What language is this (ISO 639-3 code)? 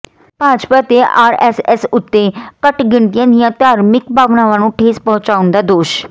pan